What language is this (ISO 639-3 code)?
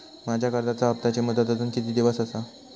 mar